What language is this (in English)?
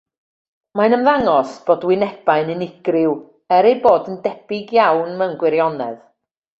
Welsh